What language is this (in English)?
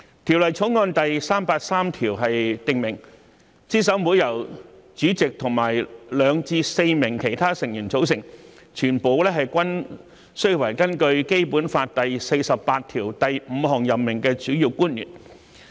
Cantonese